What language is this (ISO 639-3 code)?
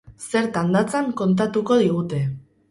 eus